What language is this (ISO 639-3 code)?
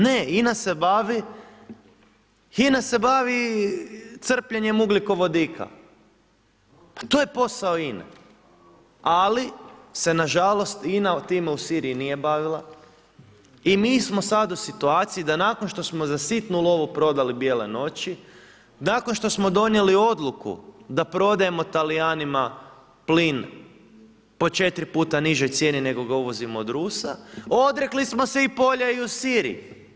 hrv